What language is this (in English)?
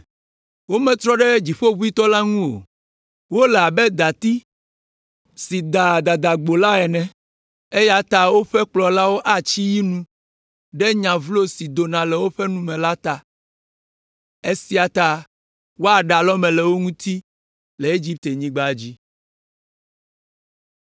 Ewe